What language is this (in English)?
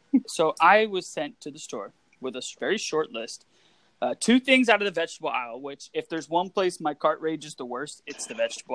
English